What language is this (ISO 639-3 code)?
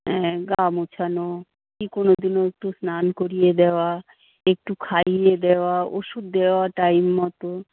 ben